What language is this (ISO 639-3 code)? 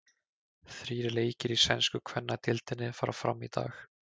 isl